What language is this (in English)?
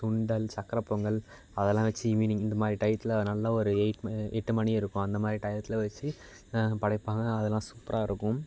Tamil